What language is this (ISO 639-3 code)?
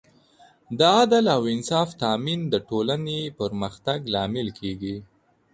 pus